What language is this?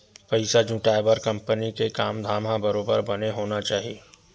Chhattisgarhi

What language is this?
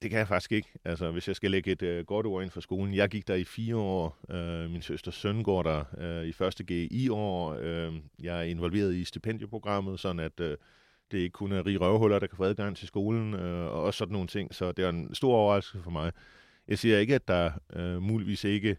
Danish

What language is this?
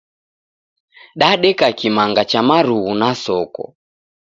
Taita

